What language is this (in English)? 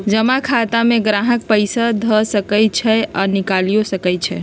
Magahi